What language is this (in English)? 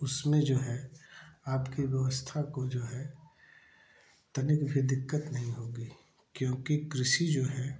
Hindi